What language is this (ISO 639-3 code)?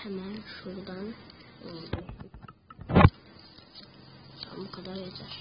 tur